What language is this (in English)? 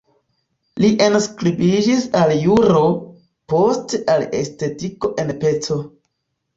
Esperanto